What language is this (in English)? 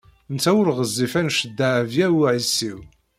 Kabyle